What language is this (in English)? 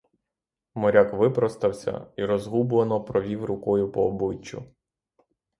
Ukrainian